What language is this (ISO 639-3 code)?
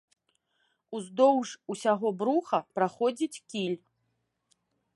bel